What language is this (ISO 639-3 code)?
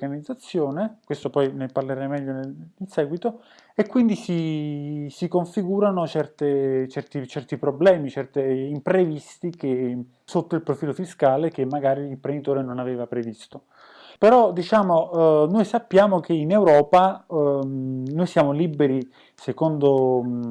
ita